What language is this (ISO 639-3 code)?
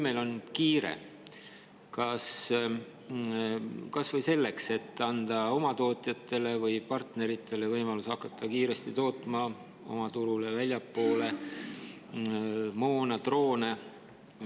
est